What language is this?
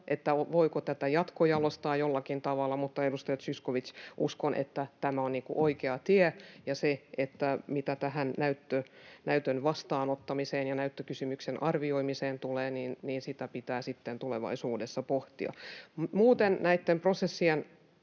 Finnish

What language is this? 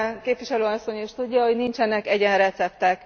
Hungarian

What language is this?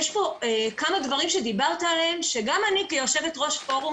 Hebrew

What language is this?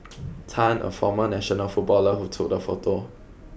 English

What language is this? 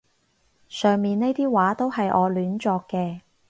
Cantonese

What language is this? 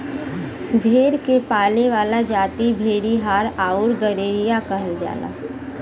Bhojpuri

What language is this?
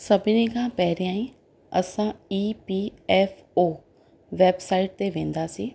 Sindhi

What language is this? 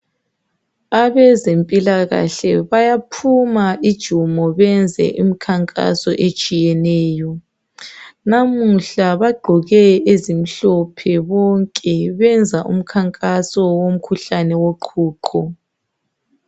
North Ndebele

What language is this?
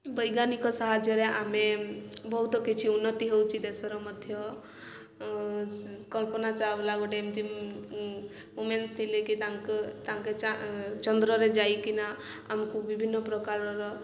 Odia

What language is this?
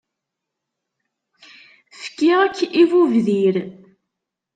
Kabyle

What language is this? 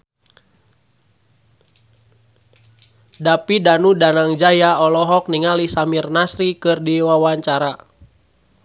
Sundanese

